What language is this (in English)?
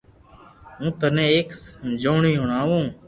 Loarki